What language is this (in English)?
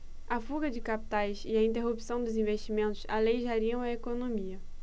Portuguese